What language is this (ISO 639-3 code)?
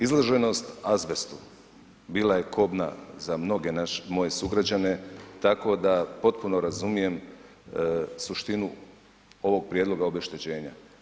hrv